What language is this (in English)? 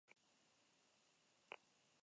Basque